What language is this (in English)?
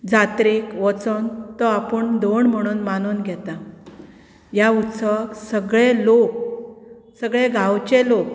Konkani